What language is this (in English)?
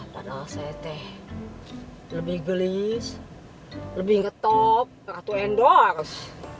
Indonesian